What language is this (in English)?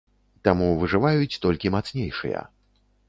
Belarusian